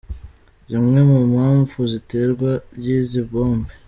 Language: Kinyarwanda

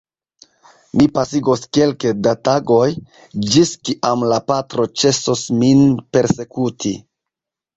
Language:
Esperanto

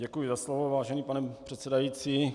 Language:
Czech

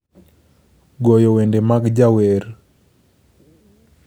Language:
Luo (Kenya and Tanzania)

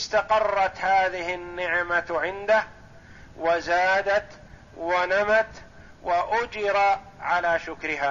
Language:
Arabic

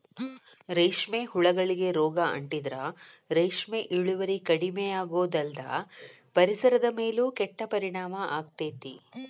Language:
Kannada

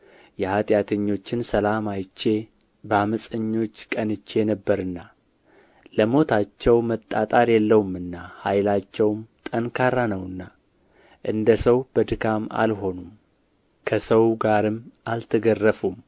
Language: Amharic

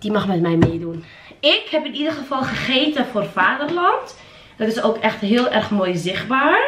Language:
Dutch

